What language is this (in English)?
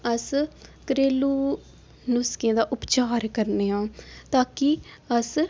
Dogri